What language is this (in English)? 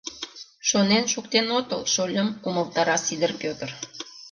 Mari